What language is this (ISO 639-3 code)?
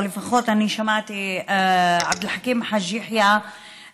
heb